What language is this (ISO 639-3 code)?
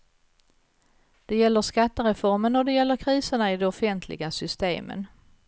swe